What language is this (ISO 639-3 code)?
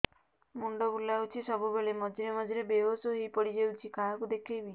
ori